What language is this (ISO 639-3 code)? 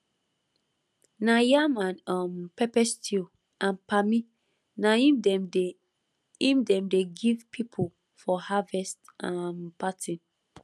pcm